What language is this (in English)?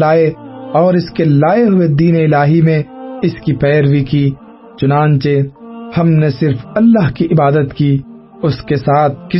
Urdu